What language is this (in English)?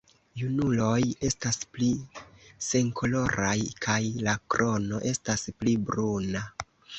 Esperanto